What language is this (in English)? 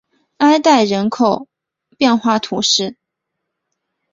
Chinese